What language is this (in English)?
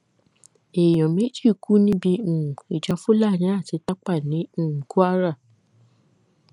Yoruba